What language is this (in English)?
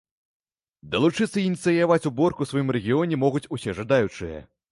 Belarusian